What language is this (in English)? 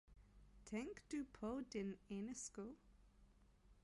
Danish